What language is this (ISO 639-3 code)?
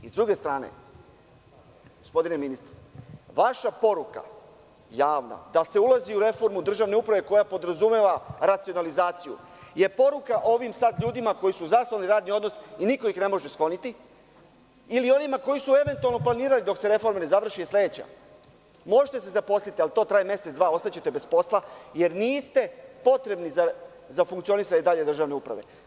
srp